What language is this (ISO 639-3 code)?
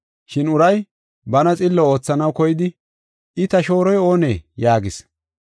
gof